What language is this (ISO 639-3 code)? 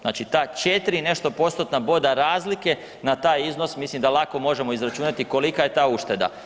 hrv